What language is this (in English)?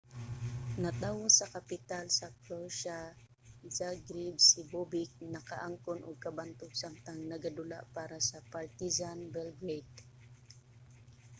Cebuano